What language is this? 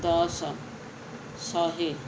Odia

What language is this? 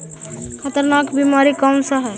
Magahi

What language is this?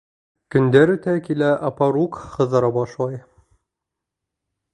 Bashkir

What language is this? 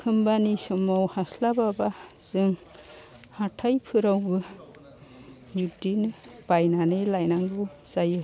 Bodo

